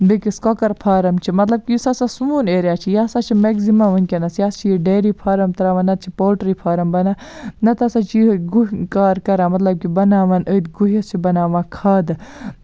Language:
Kashmiri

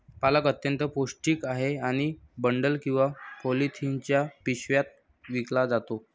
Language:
Marathi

